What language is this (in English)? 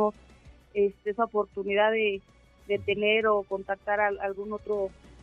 Spanish